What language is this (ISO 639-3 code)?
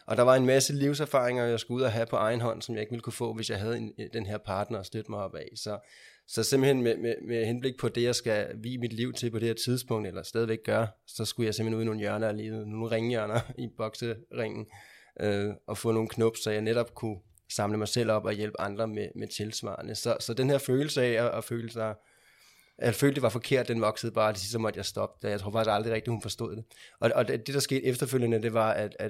dan